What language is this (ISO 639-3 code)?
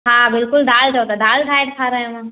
snd